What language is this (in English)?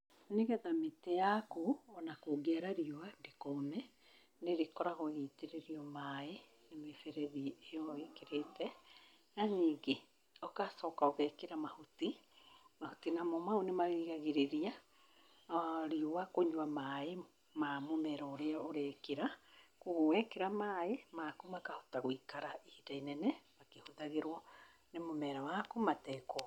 Kikuyu